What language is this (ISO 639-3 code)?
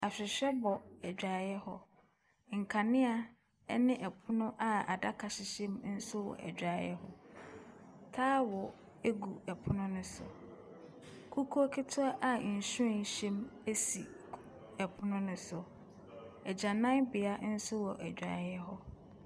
aka